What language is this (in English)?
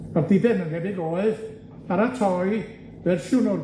Welsh